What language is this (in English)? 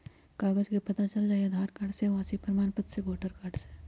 Magahi